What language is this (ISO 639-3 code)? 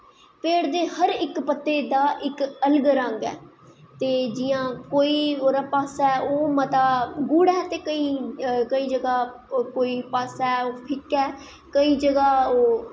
doi